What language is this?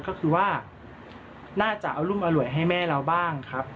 Thai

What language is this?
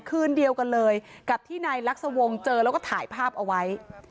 Thai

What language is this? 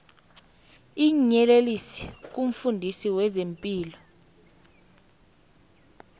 South Ndebele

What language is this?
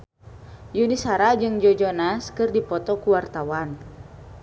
Sundanese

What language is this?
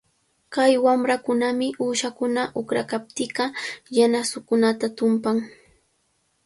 Cajatambo North Lima Quechua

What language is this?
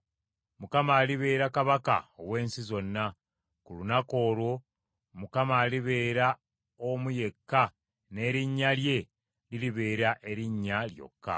Ganda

